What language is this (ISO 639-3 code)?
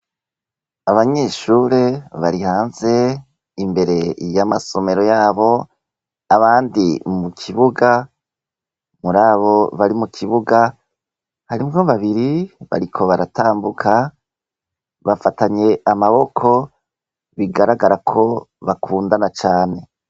run